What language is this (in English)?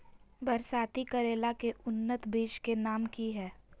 Magahi